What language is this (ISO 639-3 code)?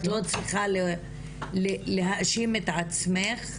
heb